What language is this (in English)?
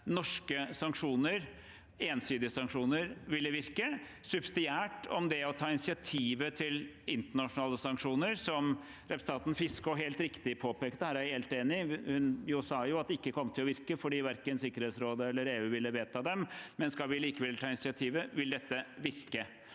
Norwegian